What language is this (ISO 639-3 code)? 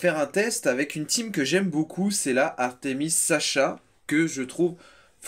fra